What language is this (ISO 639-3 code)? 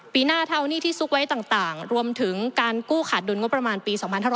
tha